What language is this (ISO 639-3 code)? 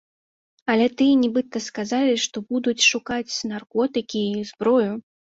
bel